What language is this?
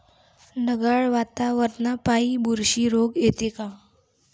Marathi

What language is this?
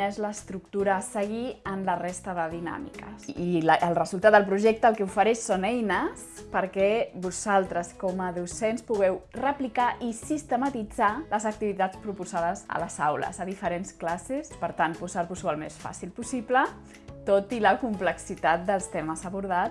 Catalan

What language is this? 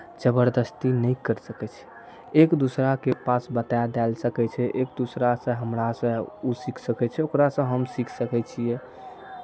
Maithili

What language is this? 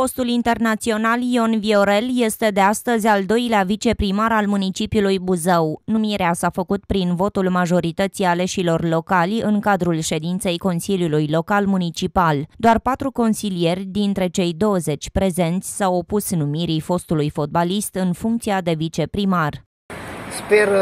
Romanian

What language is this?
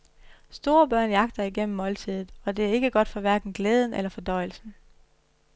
Danish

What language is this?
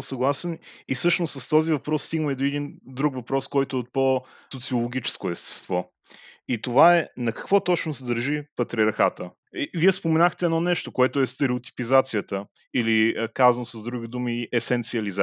Bulgarian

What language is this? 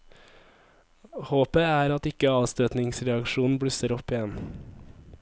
Norwegian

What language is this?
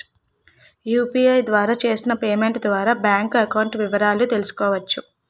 Telugu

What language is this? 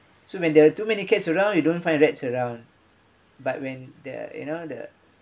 English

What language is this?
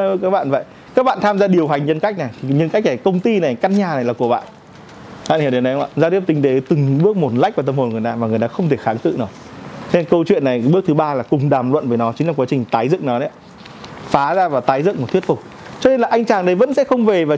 Vietnamese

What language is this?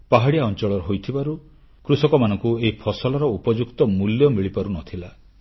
Odia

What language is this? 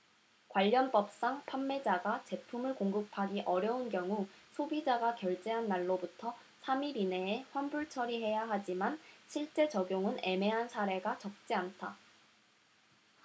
Korean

